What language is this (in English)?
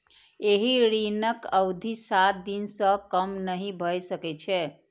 Maithili